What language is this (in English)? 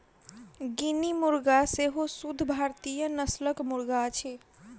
Maithili